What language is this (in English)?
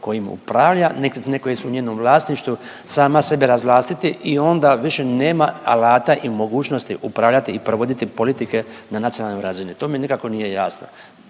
Croatian